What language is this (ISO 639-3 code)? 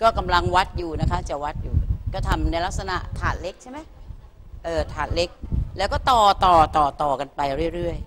tha